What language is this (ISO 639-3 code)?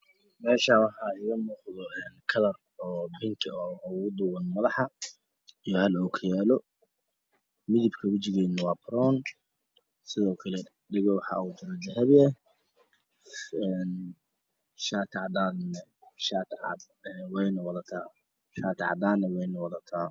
som